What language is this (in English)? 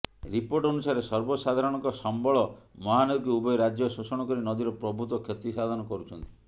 Odia